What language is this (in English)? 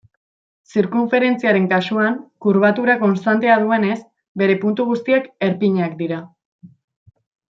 Basque